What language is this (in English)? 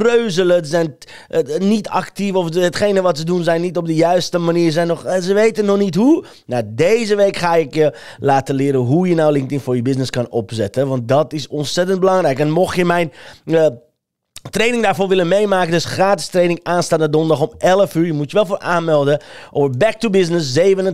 Dutch